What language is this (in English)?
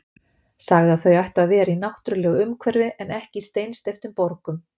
Icelandic